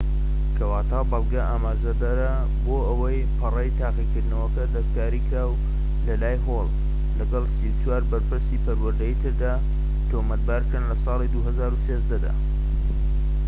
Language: Central Kurdish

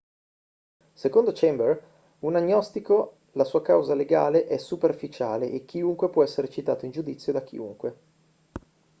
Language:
Italian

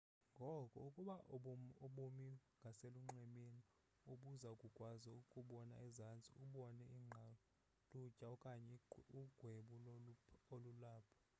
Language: Xhosa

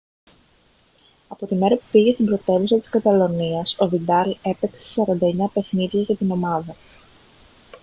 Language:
Greek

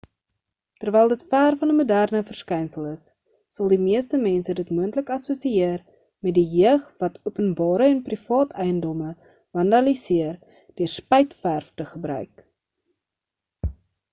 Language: Afrikaans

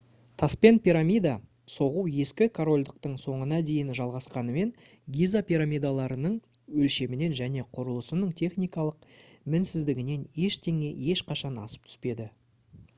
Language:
Kazakh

